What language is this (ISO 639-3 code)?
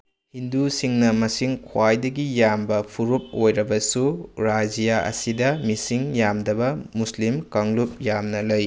mni